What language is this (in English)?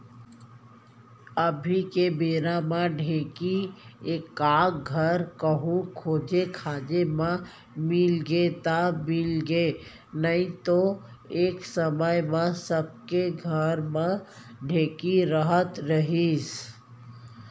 Chhattisgarhi